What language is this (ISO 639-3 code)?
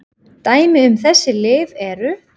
isl